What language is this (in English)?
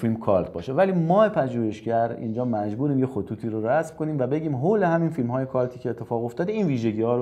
Persian